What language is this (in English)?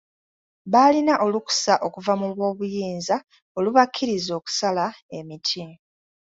Ganda